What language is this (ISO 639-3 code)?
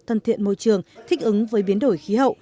vie